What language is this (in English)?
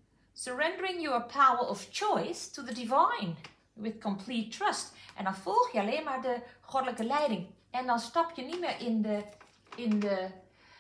Dutch